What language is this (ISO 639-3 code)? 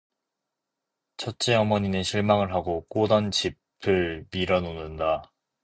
kor